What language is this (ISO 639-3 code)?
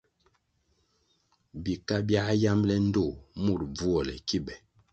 nmg